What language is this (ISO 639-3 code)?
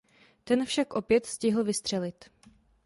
ces